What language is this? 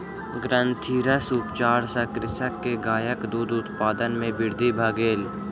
Maithili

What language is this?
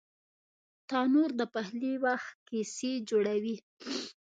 Pashto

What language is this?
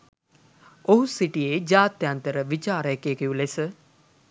Sinhala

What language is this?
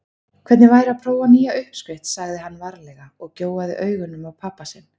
Icelandic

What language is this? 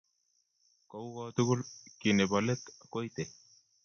Kalenjin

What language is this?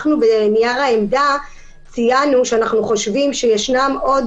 Hebrew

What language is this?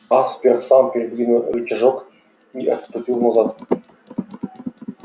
Russian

